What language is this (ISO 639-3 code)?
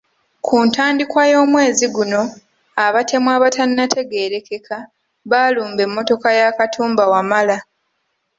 lug